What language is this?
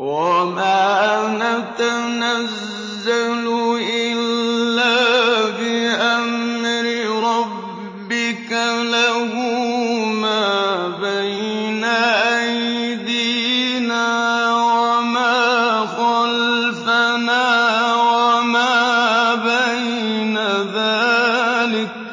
Arabic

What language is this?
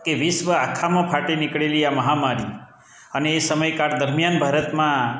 Gujarati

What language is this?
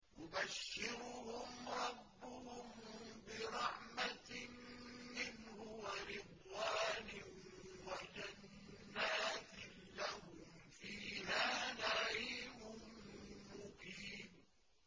Arabic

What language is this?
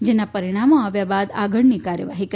Gujarati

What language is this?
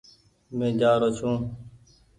Goaria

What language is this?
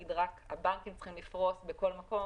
Hebrew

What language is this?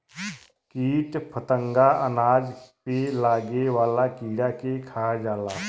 Bhojpuri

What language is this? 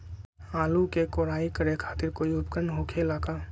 Magahi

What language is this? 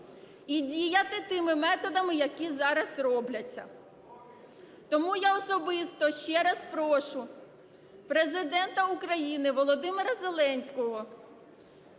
Ukrainian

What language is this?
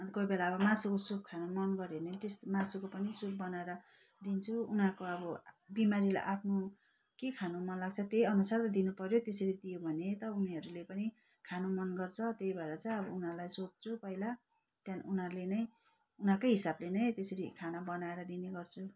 Nepali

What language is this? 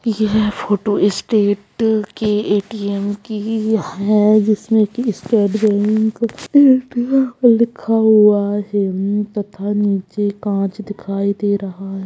Magahi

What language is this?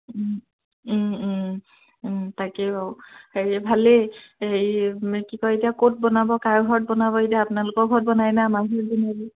Assamese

